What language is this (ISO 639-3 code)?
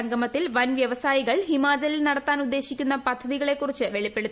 mal